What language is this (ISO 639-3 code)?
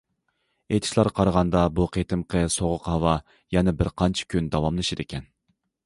uig